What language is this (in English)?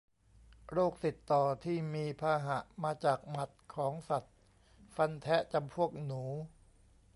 Thai